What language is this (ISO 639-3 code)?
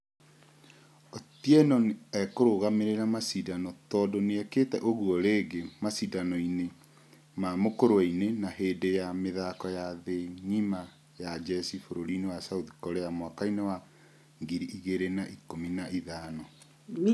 kik